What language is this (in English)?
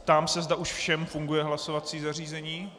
Czech